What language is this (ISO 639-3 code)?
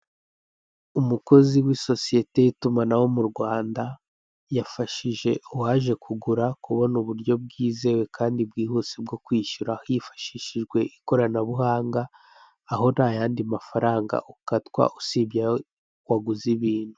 kin